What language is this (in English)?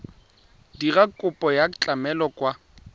Tswana